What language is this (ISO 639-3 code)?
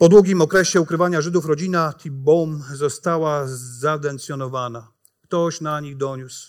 pol